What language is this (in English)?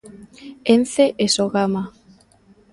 Galician